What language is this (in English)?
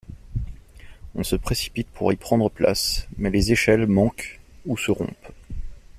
French